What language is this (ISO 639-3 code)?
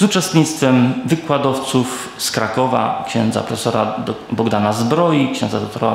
pol